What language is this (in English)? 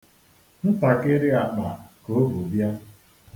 Igbo